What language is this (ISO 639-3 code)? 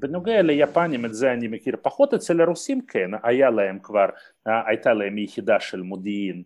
heb